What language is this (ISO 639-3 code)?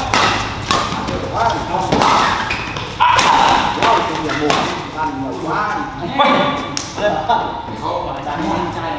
vie